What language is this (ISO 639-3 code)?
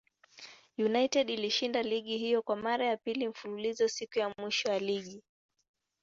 swa